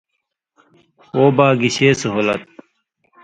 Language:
Indus Kohistani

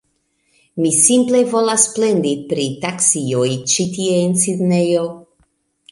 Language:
Esperanto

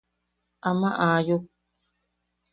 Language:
Yaqui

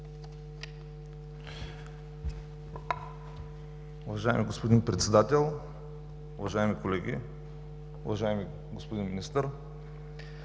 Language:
Bulgarian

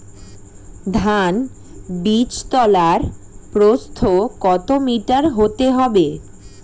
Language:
Bangla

